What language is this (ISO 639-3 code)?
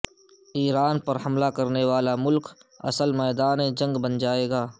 urd